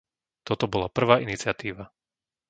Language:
Slovak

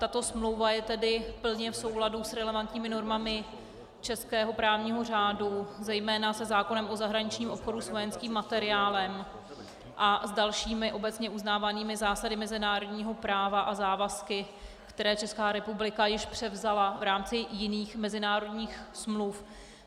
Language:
Czech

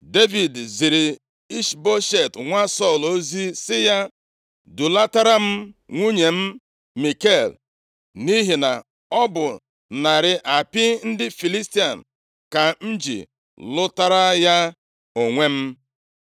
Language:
Igbo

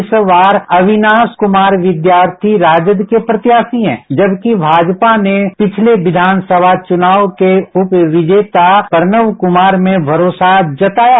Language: Hindi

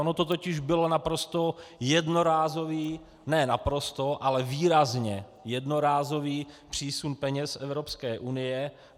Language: Czech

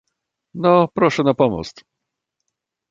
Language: Polish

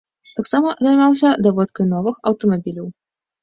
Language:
Belarusian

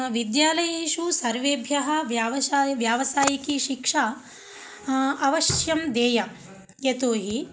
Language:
Sanskrit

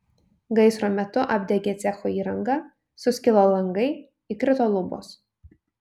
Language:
Lithuanian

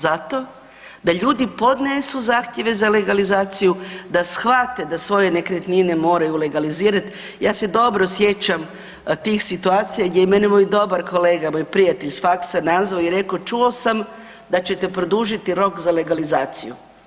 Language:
Croatian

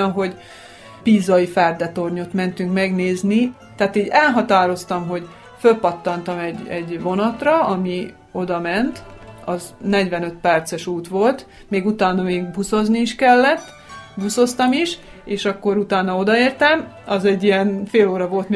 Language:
Hungarian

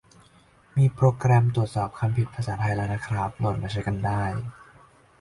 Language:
Thai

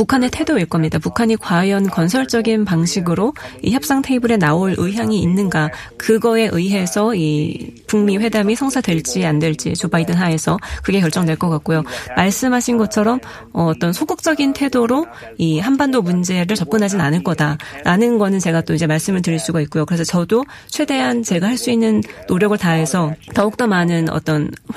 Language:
Korean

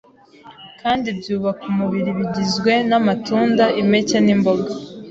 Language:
Kinyarwanda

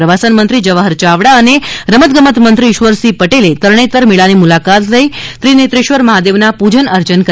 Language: Gujarati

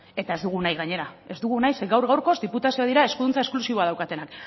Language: Basque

